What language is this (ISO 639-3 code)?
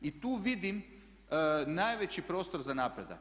hrv